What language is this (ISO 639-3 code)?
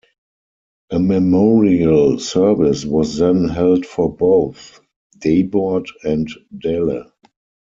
eng